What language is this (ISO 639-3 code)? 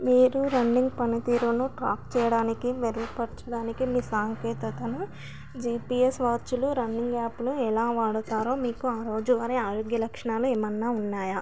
tel